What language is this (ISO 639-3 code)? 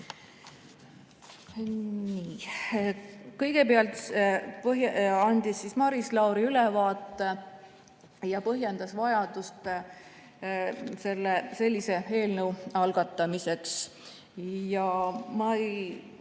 est